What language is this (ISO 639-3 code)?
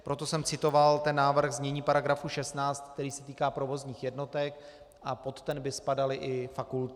ces